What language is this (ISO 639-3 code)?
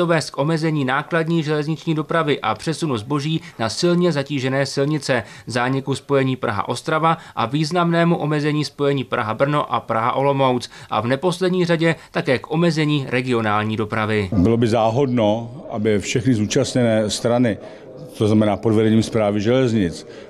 ces